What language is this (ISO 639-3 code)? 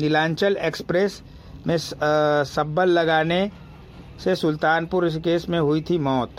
hin